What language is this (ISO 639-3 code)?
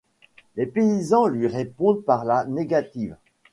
fra